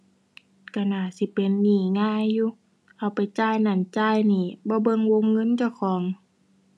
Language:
Thai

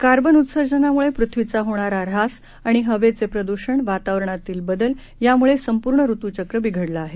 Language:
Marathi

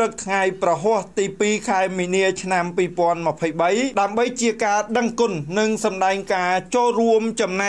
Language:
Thai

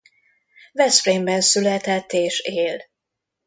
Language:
Hungarian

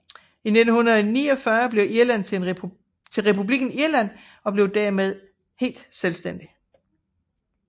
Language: Danish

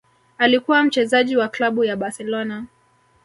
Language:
Swahili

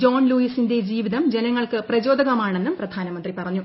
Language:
Malayalam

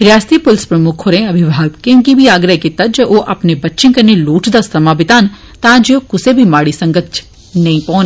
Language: Dogri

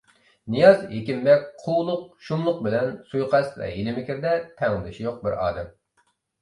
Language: Uyghur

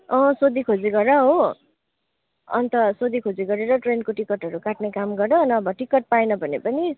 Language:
Nepali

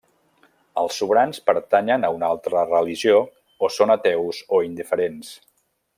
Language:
Catalan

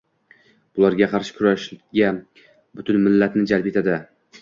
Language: Uzbek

